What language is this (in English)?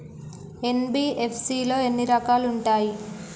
Telugu